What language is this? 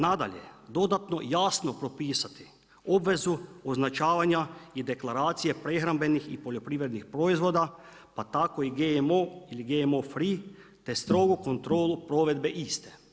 Croatian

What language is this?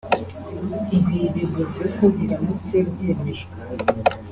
Kinyarwanda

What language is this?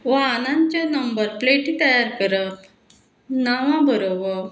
Konkani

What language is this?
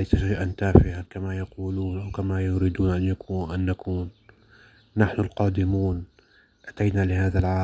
Arabic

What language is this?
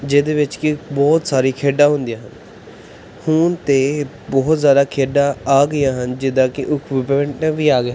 Punjabi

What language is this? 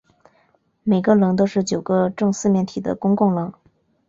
Chinese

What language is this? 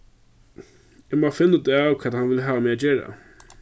Faroese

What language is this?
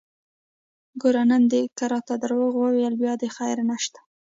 Pashto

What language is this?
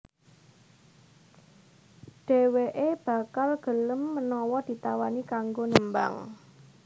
Javanese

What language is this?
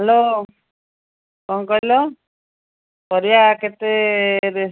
Odia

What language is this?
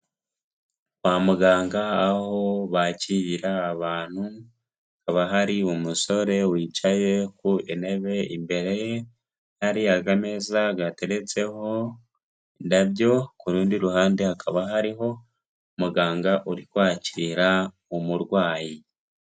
Kinyarwanda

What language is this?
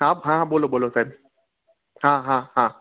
Gujarati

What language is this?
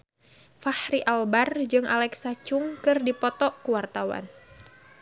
Sundanese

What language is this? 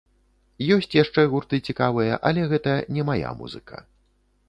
Belarusian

